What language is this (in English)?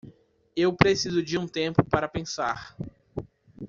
Portuguese